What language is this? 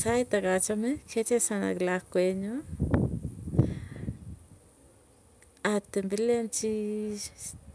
Tugen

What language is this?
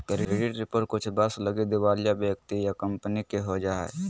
Magahi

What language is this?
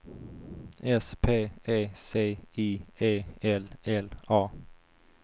Swedish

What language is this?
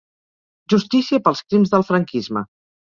Catalan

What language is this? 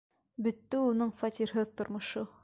Bashkir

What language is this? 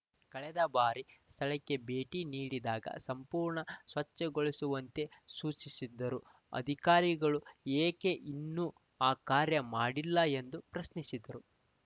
Kannada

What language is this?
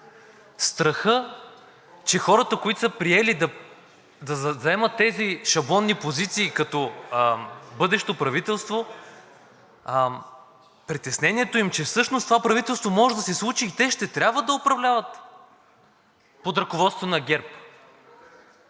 Bulgarian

